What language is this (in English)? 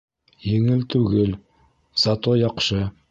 Bashkir